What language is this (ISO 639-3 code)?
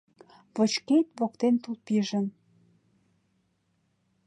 chm